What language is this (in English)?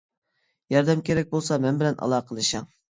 Uyghur